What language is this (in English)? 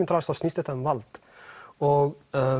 Icelandic